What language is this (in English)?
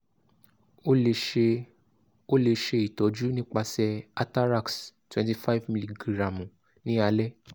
Yoruba